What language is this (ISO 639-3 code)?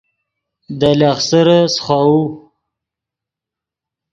ydg